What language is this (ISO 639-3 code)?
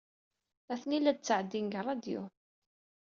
kab